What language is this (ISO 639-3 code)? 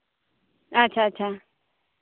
sat